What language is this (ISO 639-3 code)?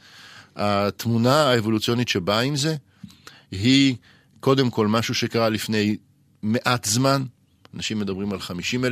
heb